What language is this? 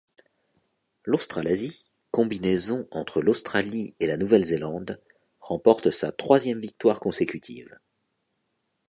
French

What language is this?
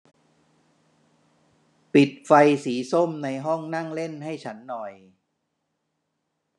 Thai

